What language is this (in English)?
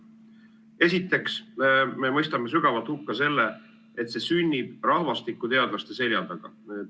Estonian